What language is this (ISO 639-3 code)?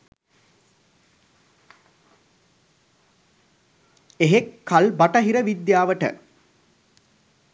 sin